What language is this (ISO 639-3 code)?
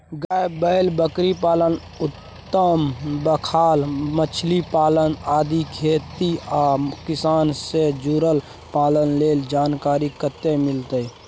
mai